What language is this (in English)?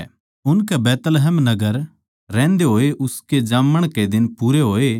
Haryanvi